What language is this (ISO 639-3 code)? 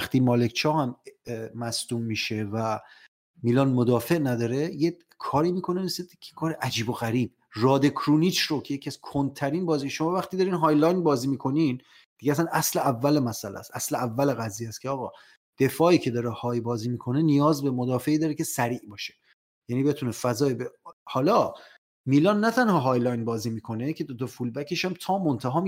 fas